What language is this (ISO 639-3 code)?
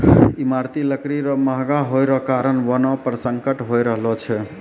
mai